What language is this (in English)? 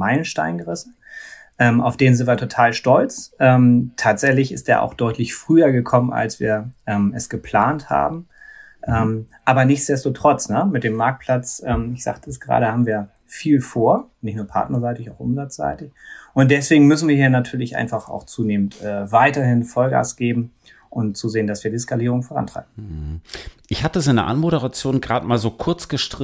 German